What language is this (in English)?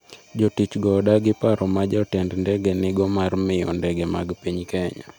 Luo (Kenya and Tanzania)